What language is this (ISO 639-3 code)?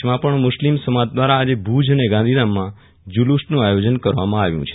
guj